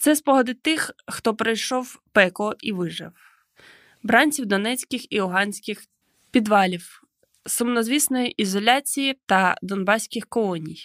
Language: Ukrainian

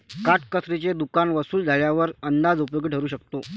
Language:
Marathi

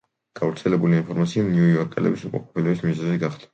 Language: Georgian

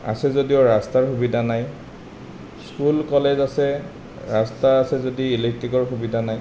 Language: Assamese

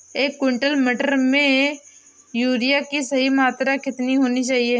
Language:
Hindi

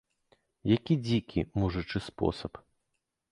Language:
Belarusian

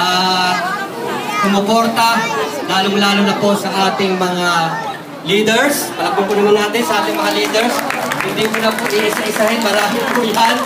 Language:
Filipino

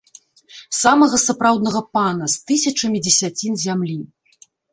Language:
Belarusian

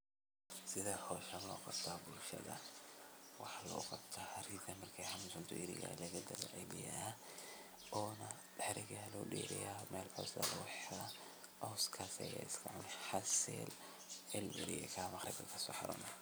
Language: Somali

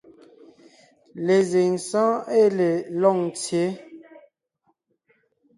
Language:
Ngiemboon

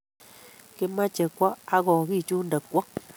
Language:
Kalenjin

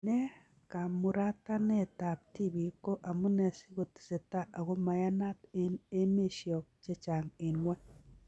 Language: Kalenjin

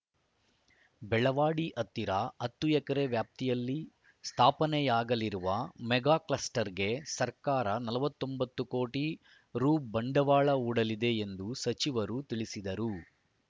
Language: Kannada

